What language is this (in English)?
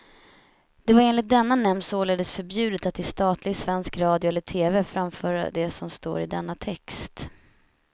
Swedish